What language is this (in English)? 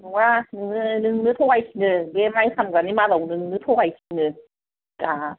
Bodo